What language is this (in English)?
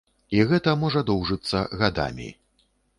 Belarusian